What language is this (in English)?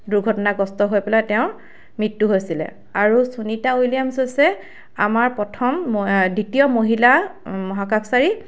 Assamese